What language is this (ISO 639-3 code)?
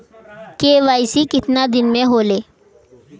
bho